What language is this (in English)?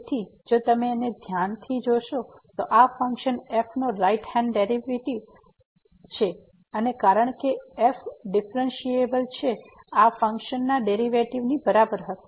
Gujarati